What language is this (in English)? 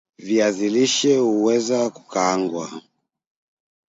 Swahili